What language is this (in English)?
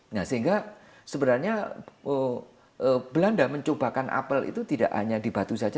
Indonesian